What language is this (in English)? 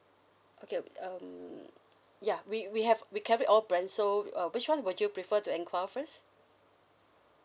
English